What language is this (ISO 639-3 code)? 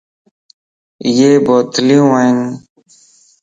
lss